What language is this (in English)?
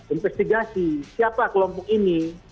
Indonesian